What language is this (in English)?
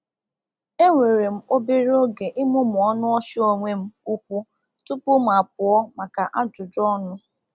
Igbo